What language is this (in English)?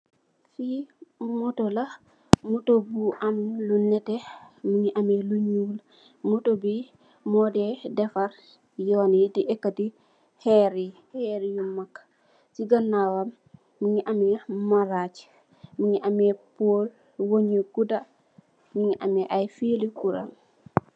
Wolof